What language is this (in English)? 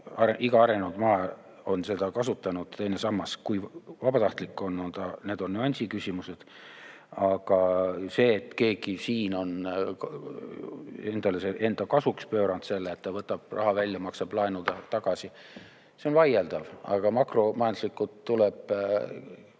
Estonian